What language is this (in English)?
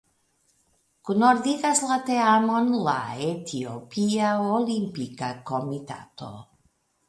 Esperanto